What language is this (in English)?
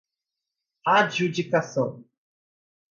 Portuguese